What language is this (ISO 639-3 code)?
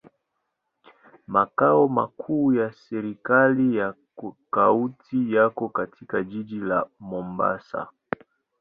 swa